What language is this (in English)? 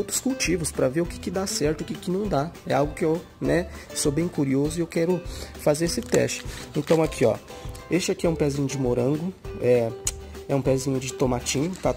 Portuguese